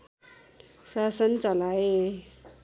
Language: Nepali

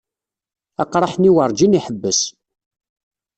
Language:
Kabyle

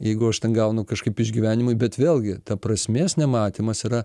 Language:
Lithuanian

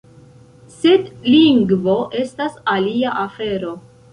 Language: Esperanto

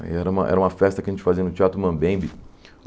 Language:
Portuguese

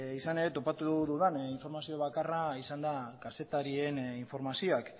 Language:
Basque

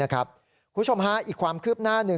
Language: Thai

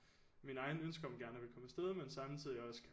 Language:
Danish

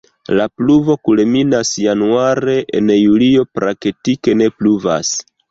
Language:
Esperanto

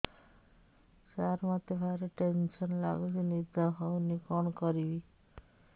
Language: Odia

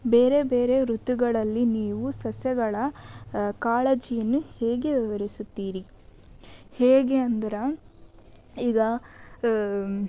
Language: Kannada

